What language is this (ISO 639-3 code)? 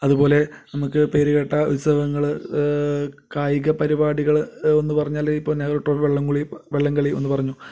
mal